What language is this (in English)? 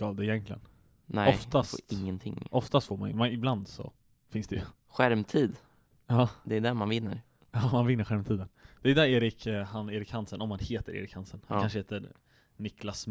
Swedish